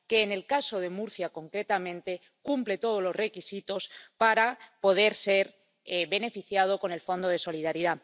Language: Spanish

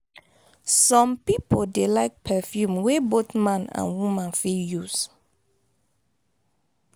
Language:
Nigerian Pidgin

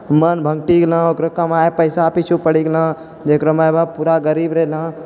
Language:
Maithili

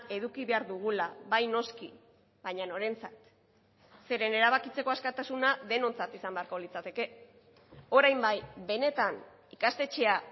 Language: Basque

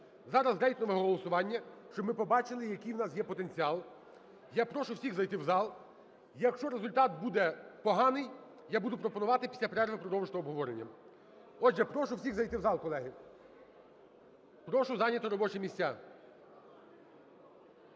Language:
Ukrainian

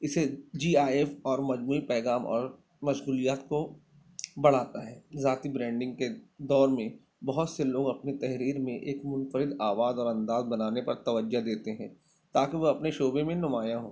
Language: Urdu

